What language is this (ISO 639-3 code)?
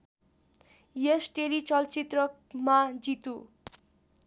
nep